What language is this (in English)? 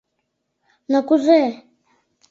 Mari